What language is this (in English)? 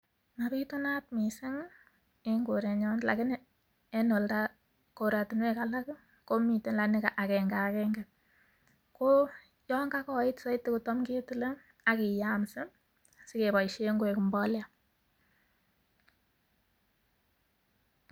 Kalenjin